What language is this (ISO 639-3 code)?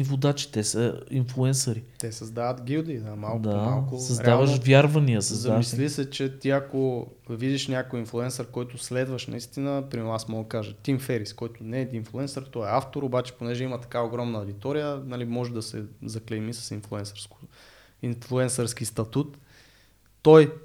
bul